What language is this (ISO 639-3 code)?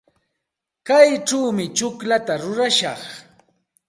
qxt